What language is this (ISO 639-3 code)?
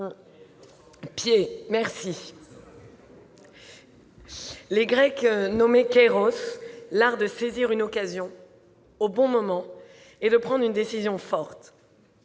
fra